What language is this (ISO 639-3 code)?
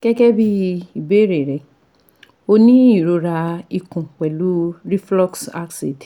yor